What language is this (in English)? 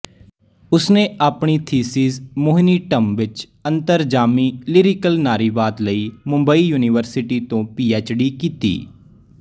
Punjabi